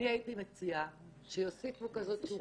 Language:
Hebrew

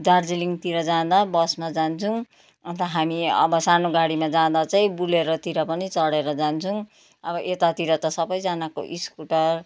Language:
Nepali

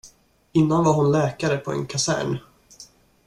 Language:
Swedish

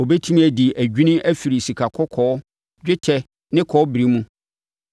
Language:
Akan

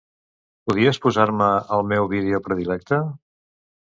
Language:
Catalan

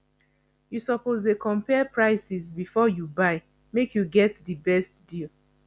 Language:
Nigerian Pidgin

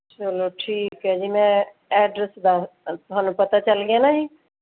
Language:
Punjabi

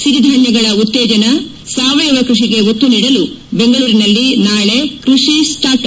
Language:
Kannada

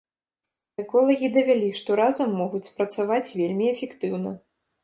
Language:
Belarusian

